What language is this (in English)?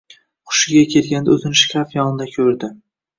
Uzbek